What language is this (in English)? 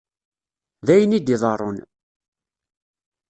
Kabyle